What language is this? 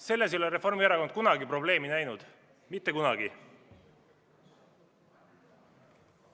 Estonian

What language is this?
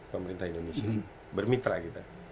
Indonesian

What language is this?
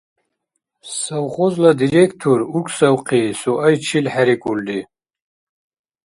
Dargwa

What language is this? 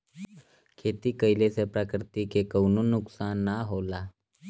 Bhojpuri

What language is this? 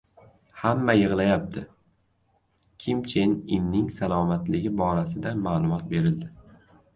Uzbek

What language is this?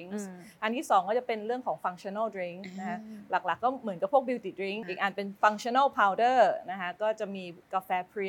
Thai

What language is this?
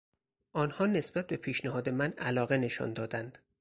Persian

